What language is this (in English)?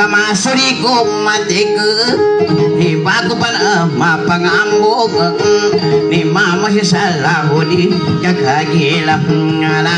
Indonesian